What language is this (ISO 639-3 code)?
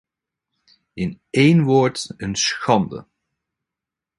nld